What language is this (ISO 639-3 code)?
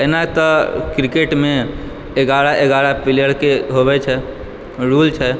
mai